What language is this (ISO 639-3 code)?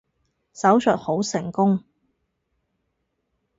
yue